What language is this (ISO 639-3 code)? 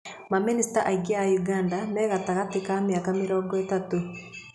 kik